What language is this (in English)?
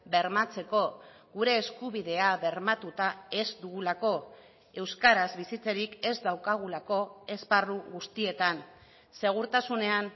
Basque